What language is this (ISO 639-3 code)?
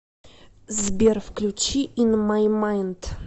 rus